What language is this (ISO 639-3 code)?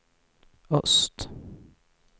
swe